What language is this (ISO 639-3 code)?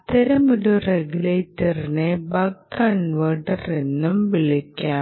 mal